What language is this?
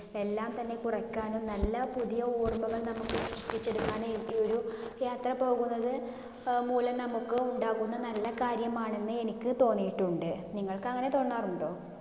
Malayalam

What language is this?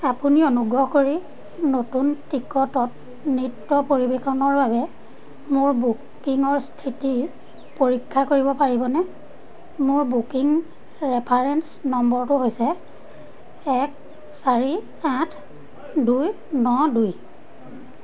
Assamese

